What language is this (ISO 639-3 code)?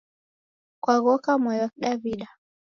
dav